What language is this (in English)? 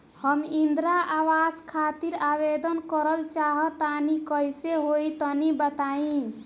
Bhojpuri